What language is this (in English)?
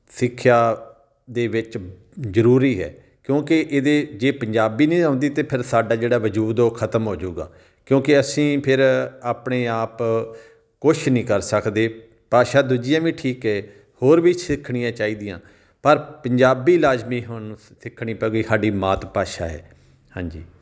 Punjabi